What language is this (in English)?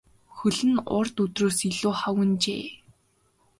Mongolian